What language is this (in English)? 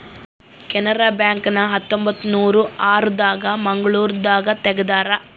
Kannada